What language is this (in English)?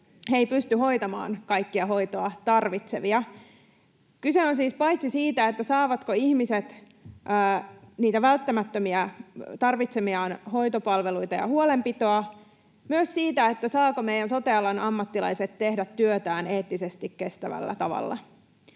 Finnish